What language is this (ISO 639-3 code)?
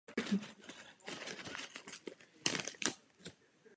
ces